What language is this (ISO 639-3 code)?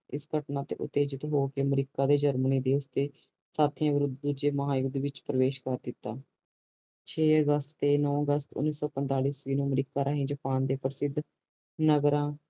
pan